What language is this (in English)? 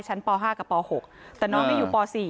Thai